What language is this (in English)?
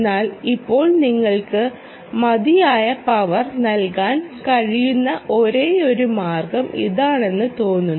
Malayalam